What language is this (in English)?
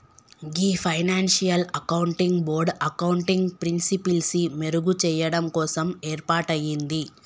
Telugu